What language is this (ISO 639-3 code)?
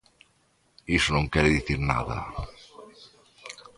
glg